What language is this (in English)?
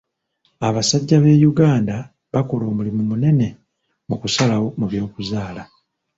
Ganda